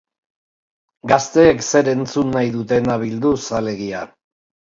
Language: Basque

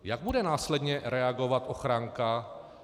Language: Czech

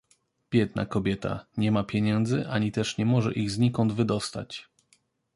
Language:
Polish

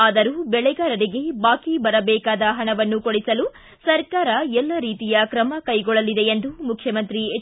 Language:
Kannada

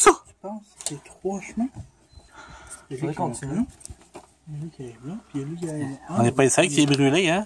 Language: French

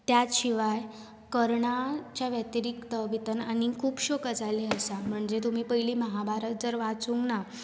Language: Konkani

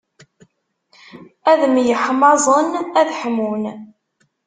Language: Kabyle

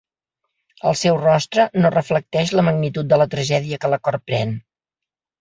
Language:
Catalan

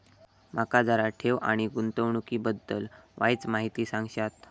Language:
Marathi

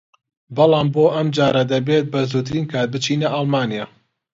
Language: Central Kurdish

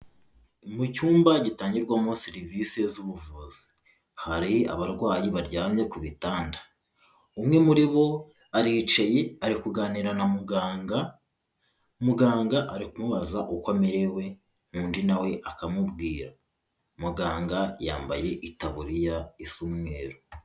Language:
Kinyarwanda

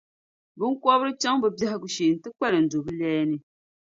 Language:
Dagbani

